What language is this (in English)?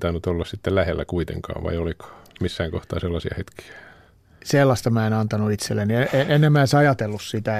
Finnish